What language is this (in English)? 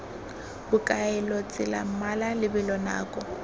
Tswana